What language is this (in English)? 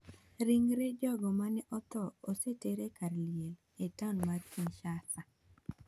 Luo (Kenya and Tanzania)